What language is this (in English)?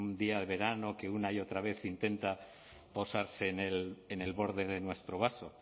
Spanish